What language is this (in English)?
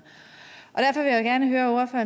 Danish